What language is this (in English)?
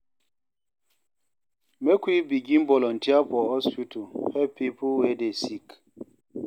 Nigerian Pidgin